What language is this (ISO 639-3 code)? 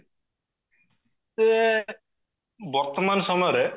ori